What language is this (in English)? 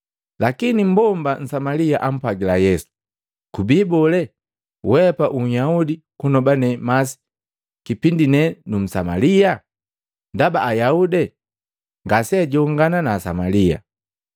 Matengo